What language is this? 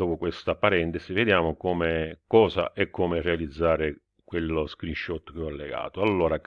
Italian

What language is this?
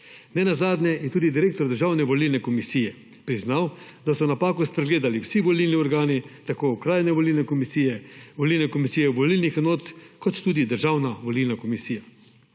Slovenian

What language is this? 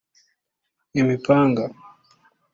Kinyarwanda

